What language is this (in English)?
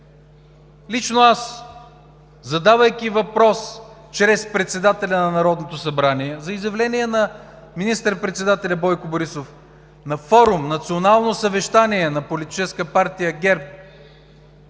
Bulgarian